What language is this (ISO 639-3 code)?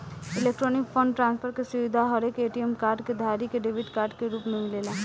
bho